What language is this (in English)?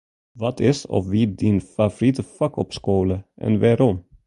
Western Frisian